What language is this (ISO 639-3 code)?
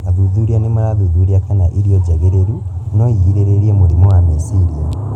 kik